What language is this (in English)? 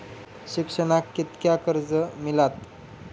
Marathi